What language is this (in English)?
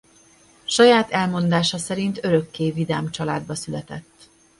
Hungarian